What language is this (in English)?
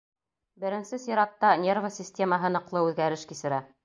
Bashkir